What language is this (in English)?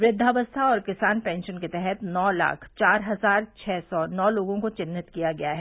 Hindi